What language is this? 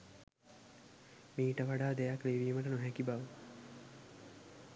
Sinhala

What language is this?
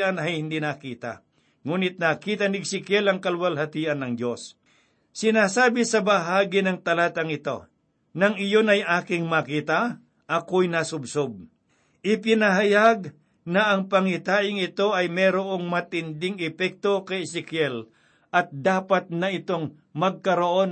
Filipino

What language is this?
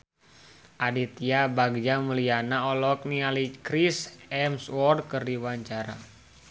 Sundanese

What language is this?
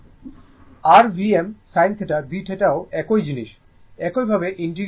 Bangla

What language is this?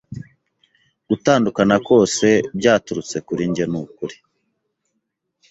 Kinyarwanda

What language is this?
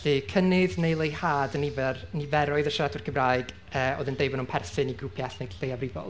Welsh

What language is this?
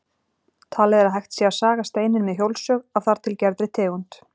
Icelandic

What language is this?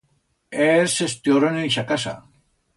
Aragonese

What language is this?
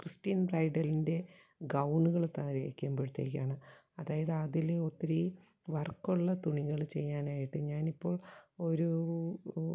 Malayalam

